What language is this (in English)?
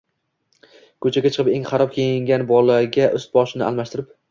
Uzbek